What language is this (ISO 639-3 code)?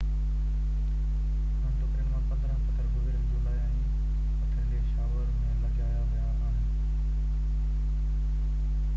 snd